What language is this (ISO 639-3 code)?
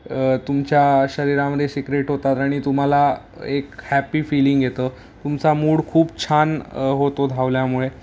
mar